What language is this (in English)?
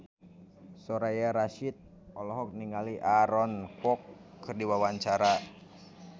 Sundanese